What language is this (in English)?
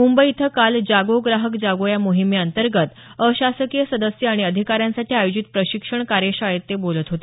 Marathi